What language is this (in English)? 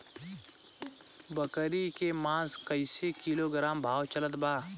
Bhojpuri